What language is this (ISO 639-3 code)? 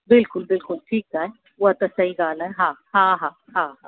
snd